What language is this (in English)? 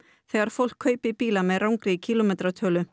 Icelandic